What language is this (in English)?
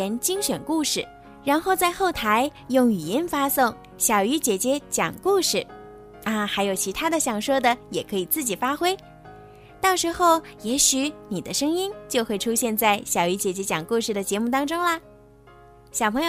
Chinese